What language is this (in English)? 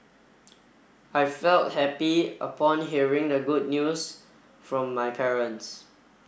English